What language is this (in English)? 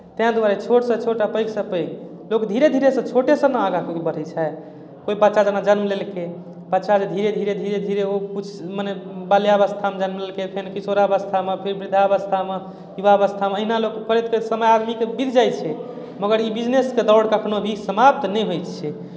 Maithili